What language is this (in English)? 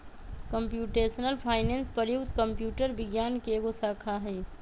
Magahi